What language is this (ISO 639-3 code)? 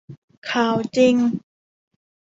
tha